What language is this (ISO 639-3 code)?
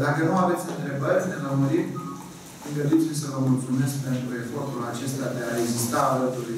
ron